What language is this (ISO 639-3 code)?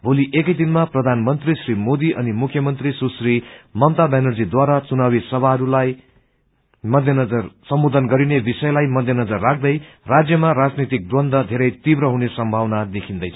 nep